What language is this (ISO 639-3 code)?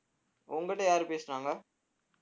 tam